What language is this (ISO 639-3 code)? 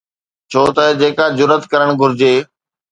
snd